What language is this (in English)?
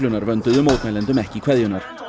Icelandic